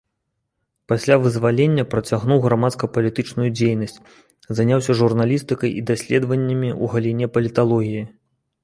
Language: Belarusian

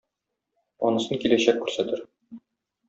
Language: Tatar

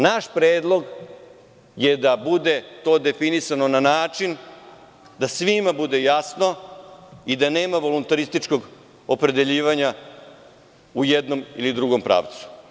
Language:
Serbian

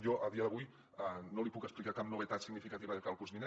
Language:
Catalan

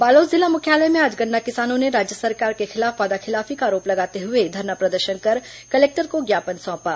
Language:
Hindi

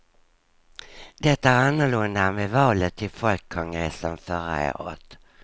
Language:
Swedish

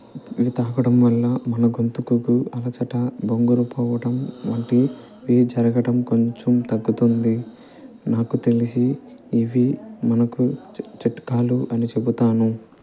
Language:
Telugu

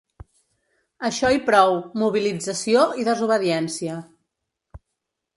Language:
Catalan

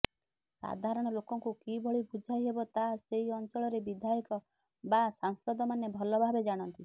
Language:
Odia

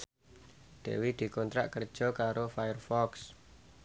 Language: Javanese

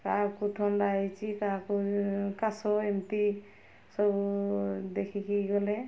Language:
Odia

